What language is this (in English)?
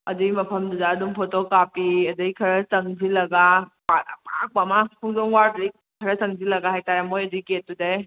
Manipuri